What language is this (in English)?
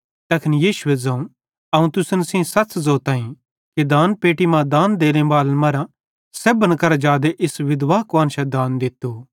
Bhadrawahi